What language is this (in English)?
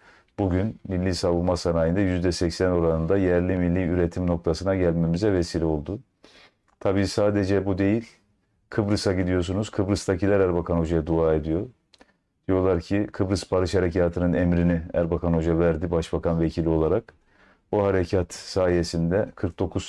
Turkish